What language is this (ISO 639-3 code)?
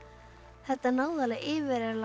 isl